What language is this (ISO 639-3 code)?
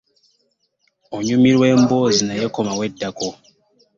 lug